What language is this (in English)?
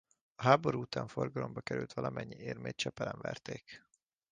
Hungarian